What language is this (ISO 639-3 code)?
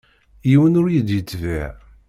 kab